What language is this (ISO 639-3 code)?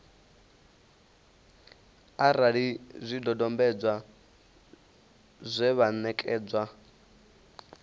ven